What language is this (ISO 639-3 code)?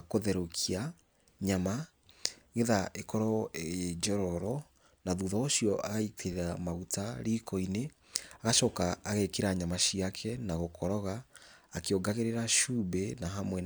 kik